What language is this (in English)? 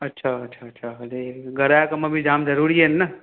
Sindhi